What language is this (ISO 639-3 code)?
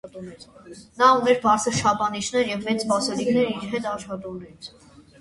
hye